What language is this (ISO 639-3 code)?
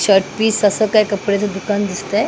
mar